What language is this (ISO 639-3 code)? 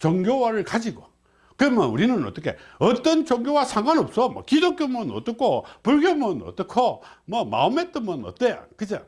kor